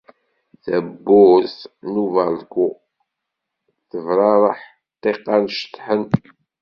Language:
Kabyle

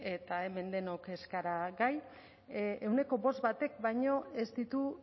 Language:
Basque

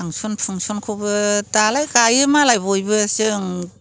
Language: Bodo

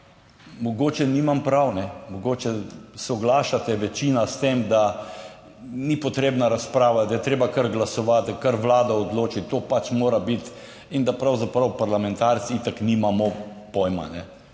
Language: Slovenian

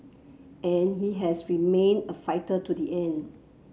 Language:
English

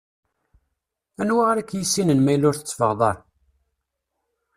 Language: Kabyle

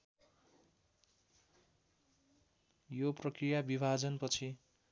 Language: Nepali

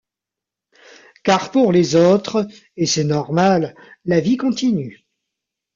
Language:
French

